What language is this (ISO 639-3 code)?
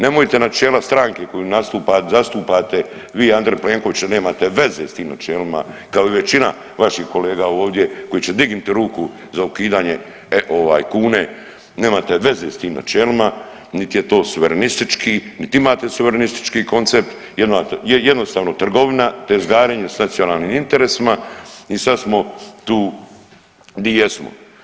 hrv